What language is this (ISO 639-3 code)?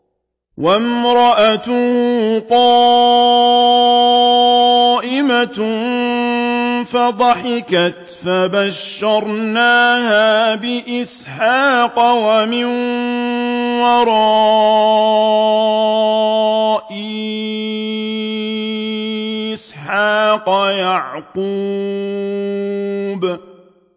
ara